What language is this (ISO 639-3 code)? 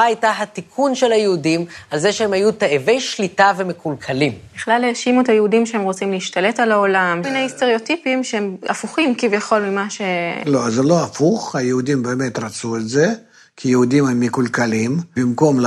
heb